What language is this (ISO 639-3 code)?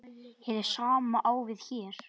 isl